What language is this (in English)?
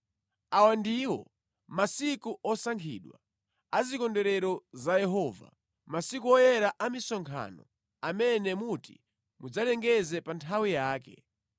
Nyanja